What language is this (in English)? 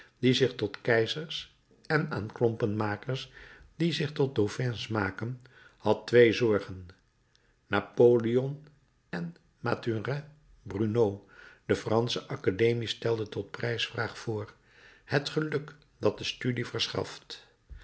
Dutch